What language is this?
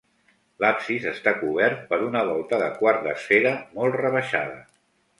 Catalan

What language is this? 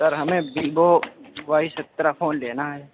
Urdu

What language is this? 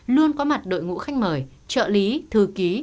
Vietnamese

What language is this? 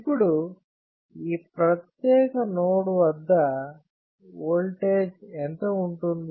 Telugu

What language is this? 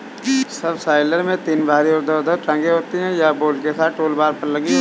Hindi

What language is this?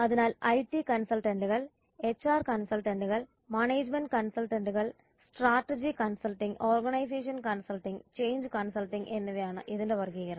Malayalam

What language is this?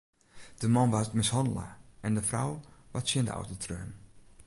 Western Frisian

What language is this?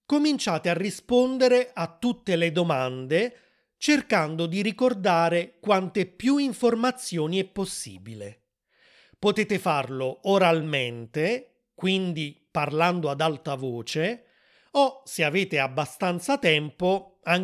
Italian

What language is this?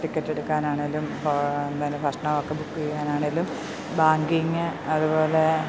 Malayalam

